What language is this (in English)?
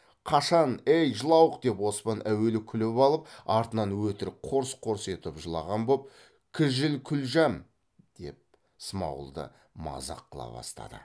Kazakh